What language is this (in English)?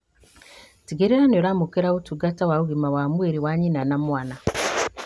Kikuyu